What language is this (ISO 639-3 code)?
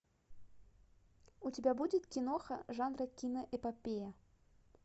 rus